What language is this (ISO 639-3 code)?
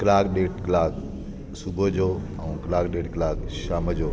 snd